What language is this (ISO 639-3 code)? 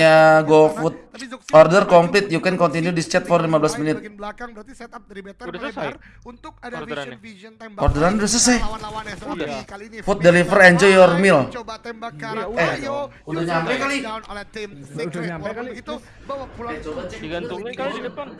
ind